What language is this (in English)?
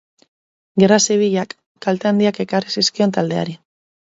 Basque